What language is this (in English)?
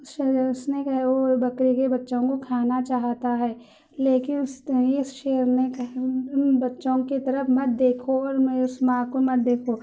Urdu